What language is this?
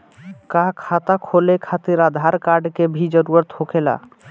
Bhojpuri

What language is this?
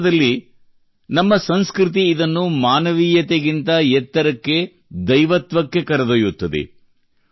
Kannada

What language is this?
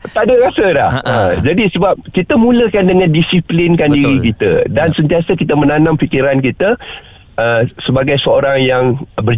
Malay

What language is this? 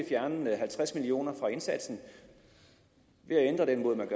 Danish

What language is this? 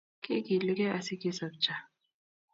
Kalenjin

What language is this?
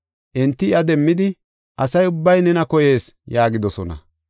Gofa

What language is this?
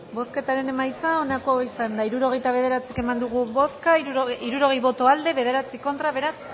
Basque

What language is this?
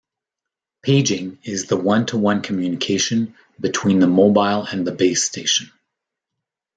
English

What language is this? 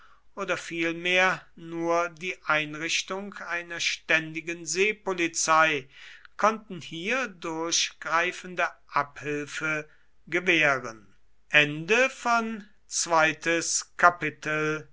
German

